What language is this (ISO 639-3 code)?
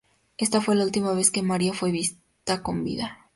spa